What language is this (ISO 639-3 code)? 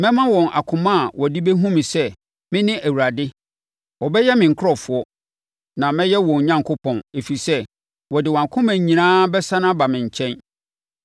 aka